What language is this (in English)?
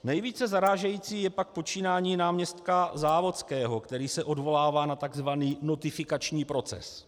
Czech